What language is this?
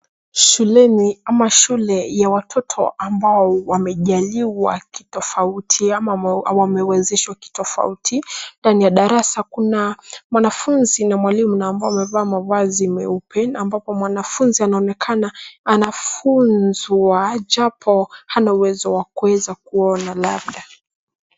Swahili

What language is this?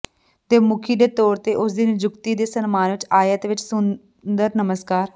Punjabi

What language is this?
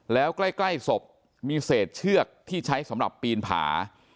Thai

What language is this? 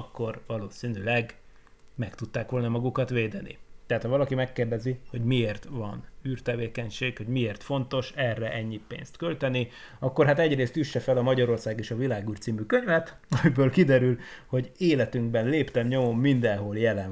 Hungarian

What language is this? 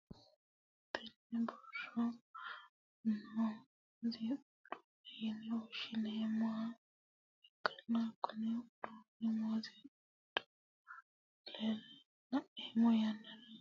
Sidamo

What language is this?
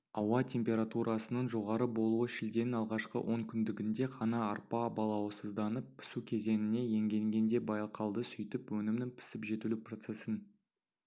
Kazakh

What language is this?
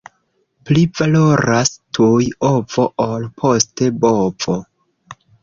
Esperanto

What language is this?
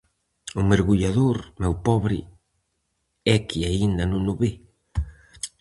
Galician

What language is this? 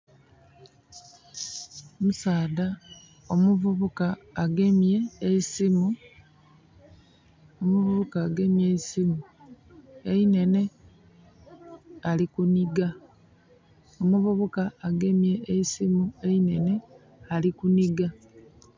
Soga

